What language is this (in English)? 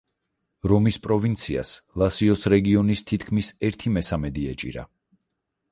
Georgian